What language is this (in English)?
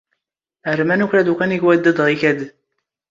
Standard Moroccan Tamazight